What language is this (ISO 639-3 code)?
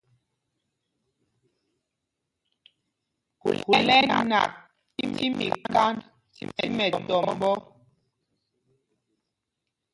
mgg